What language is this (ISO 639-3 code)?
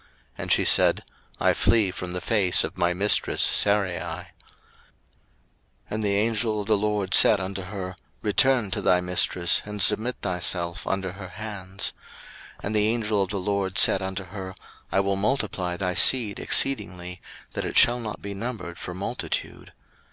eng